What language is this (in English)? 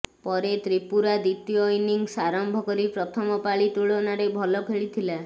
Odia